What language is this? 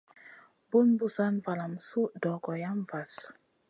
Masana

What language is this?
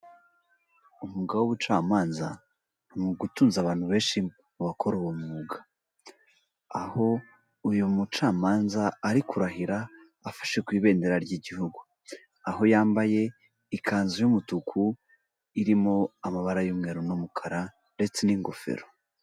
Kinyarwanda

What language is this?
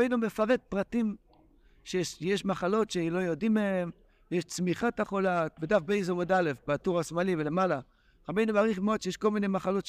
Hebrew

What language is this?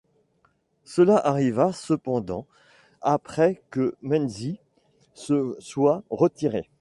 French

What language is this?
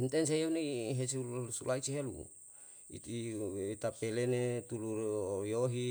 Yalahatan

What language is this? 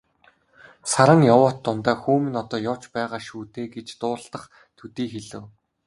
Mongolian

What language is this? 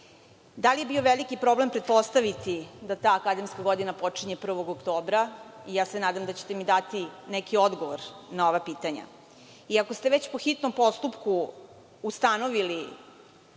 Serbian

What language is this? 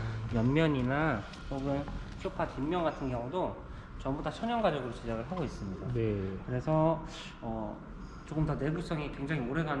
Korean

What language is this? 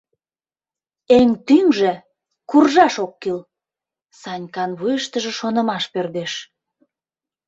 Mari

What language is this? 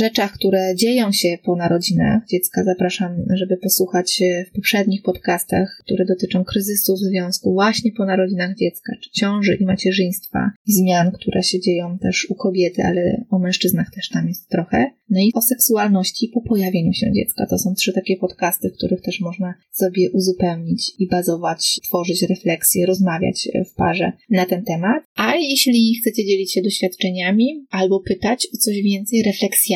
Polish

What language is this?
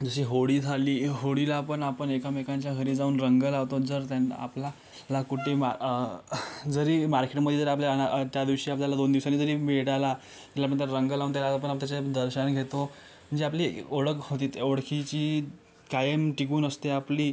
Marathi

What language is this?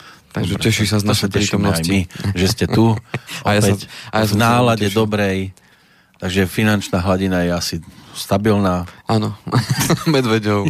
Slovak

